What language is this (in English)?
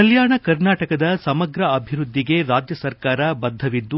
Kannada